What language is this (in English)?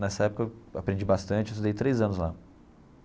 Portuguese